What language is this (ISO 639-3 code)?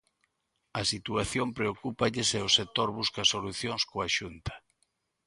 glg